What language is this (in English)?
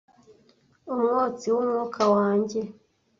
Kinyarwanda